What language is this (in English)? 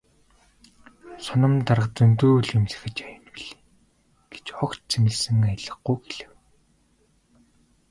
Mongolian